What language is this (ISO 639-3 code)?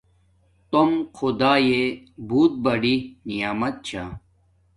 dmk